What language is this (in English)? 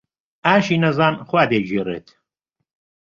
Central Kurdish